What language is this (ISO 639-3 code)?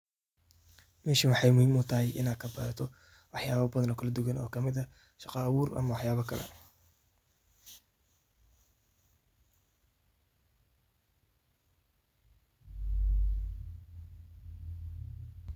som